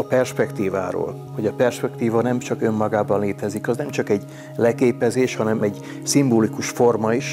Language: Hungarian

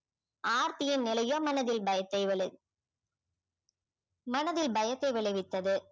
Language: Tamil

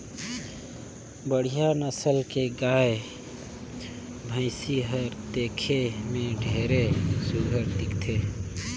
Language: Chhattisgarhi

